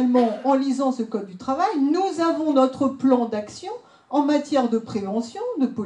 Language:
French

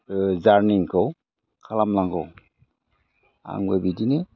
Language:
Bodo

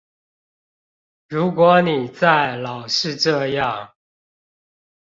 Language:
Chinese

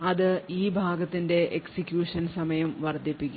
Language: Malayalam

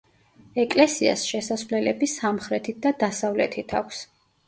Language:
Georgian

